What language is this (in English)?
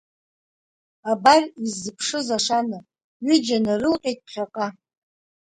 Abkhazian